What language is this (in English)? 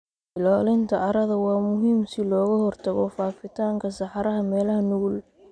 Somali